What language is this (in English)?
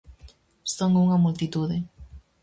Galician